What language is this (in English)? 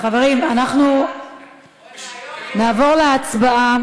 Hebrew